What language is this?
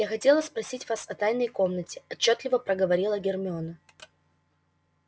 Russian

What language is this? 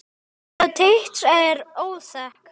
Icelandic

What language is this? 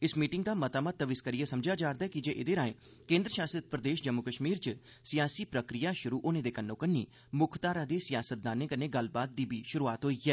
Dogri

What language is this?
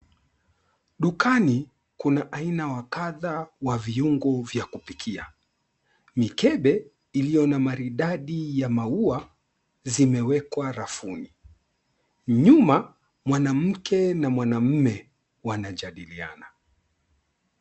Swahili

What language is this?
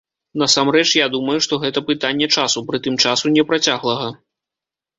Belarusian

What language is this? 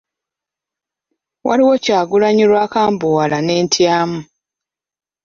Ganda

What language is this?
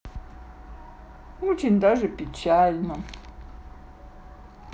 Russian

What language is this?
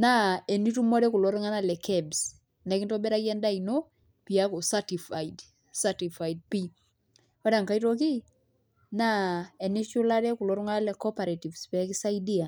Masai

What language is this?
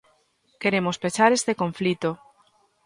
Galician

